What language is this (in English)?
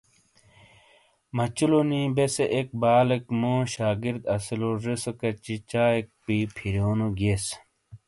Shina